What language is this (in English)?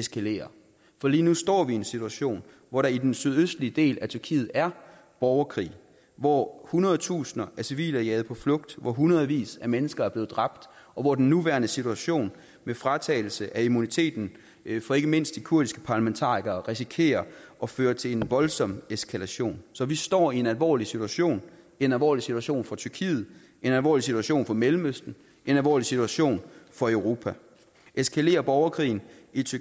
Danish